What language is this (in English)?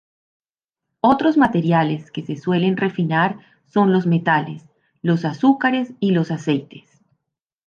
Spanish